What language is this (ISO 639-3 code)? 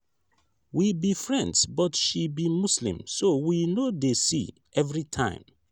pcm